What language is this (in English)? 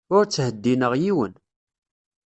Kabyle